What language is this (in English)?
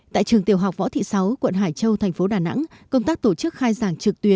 Vietnamese